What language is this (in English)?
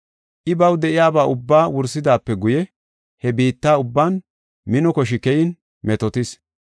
Gofa